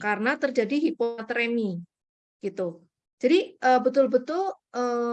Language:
Indonesian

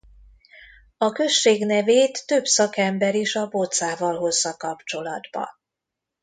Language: Hungarian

